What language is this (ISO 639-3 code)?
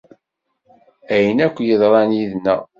kab